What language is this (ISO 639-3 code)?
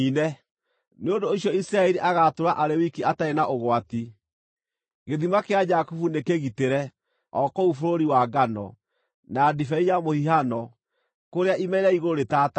kik